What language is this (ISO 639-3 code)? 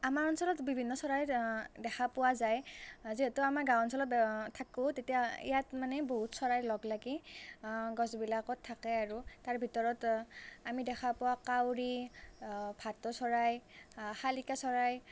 asm